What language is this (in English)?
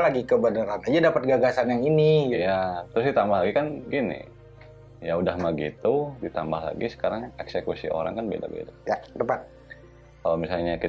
Indonesian